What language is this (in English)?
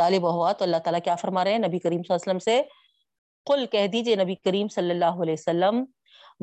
Urdu